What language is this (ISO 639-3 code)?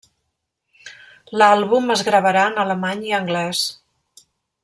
cat